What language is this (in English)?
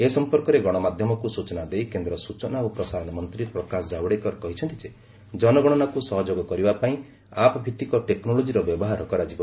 Odia